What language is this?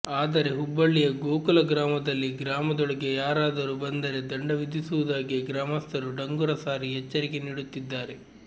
Kannada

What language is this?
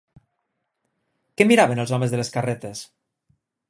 Catalan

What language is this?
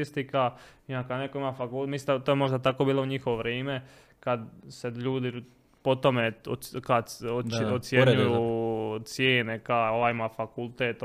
Croatian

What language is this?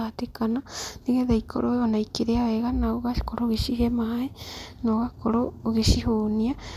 Kikuyu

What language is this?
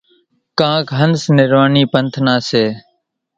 Kachi Koli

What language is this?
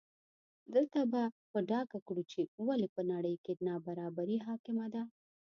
Pashto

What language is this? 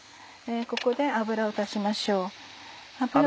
Japanese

